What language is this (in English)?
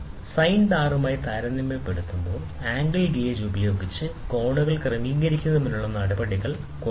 Malayalam